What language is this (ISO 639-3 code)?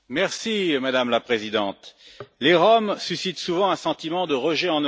fra